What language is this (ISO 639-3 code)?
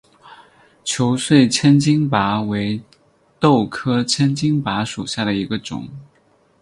zho